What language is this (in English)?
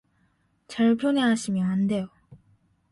Korean